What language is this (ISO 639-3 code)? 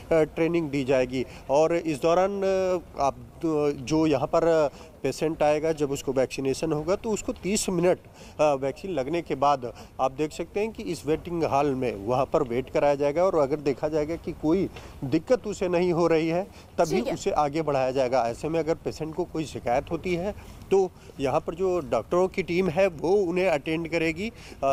hin